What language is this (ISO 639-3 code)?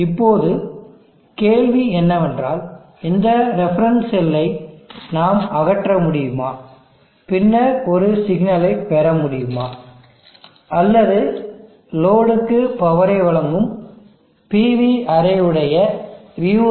tam